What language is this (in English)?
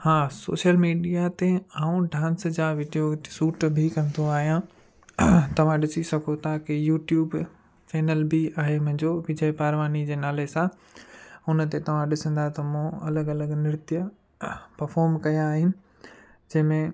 Sindhi